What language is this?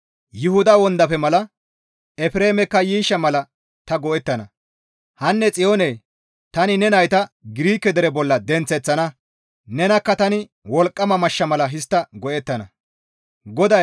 Gamo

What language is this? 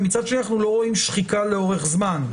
Hebrew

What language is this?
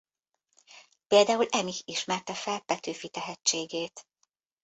Hungarian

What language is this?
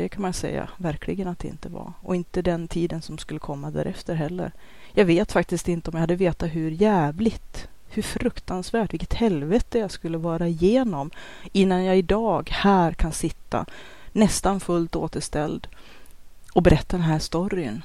Swedish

